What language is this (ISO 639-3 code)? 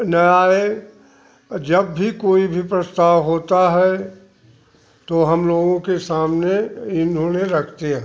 hin